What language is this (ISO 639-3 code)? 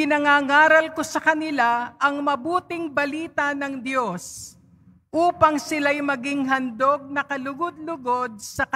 fil